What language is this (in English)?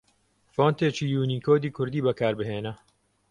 Central Kurdish